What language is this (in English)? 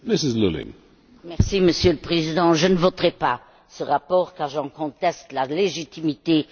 French